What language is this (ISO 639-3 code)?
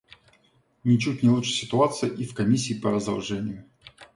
rus